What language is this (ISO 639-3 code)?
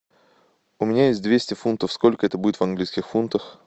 rus